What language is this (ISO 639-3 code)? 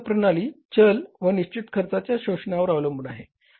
mar